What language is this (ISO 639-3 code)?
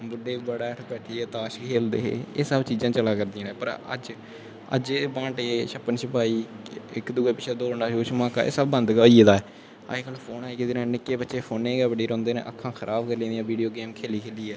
doi